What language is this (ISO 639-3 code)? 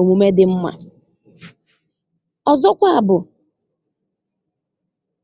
ibo